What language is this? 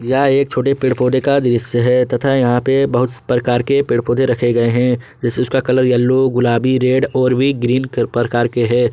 Hindi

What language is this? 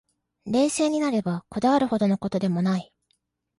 Japanese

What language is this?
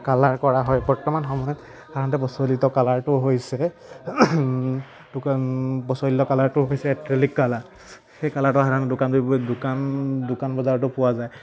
Assamese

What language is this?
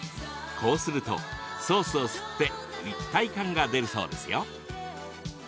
Japanese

